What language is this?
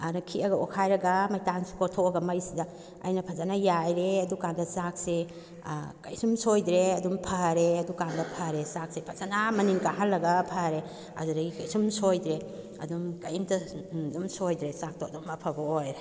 Manipuri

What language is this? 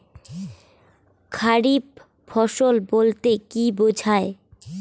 Bangla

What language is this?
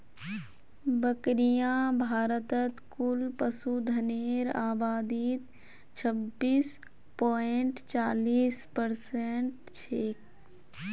Magahi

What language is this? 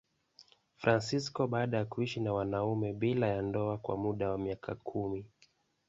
Swahili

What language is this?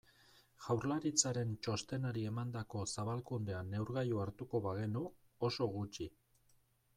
Basque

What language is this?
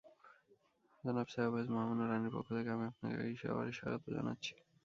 Bangla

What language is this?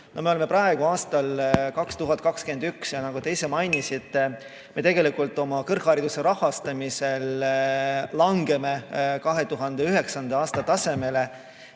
Estonian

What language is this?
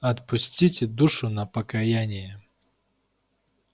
Russian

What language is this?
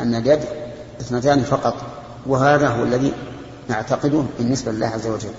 Arabic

